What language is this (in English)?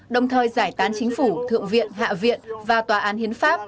Vietnamese